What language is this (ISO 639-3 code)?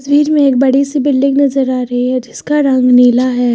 hin